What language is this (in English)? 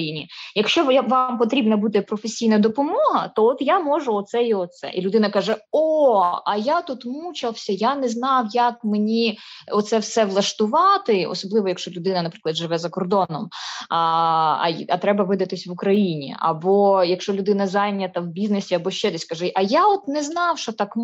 Ukrainian